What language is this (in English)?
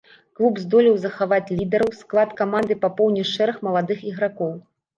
Belarusian